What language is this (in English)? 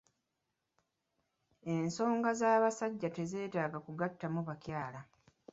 Ganda